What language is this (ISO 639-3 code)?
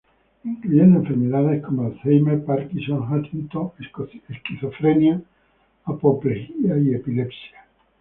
spa